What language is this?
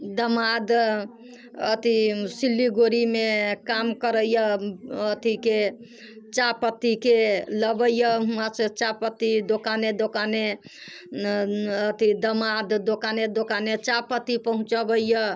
Maithili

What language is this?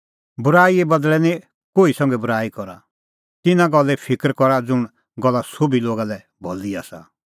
Kullu Pahari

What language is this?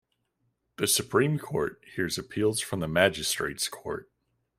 English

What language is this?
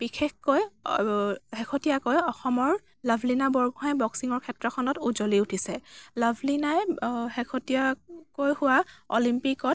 Assamese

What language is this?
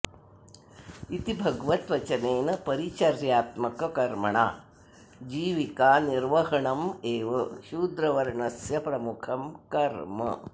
Sanskrit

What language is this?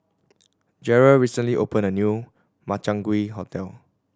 English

